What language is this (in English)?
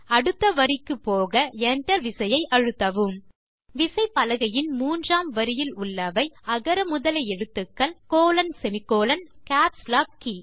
Tamil